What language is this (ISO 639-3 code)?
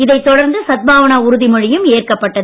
tam